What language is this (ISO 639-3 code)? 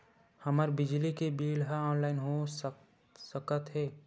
hne